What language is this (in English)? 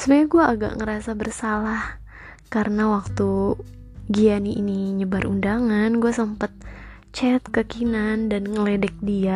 Indonesian